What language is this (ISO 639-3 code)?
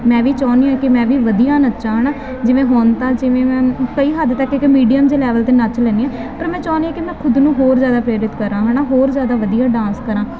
pan